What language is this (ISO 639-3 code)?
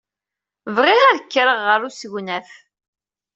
kab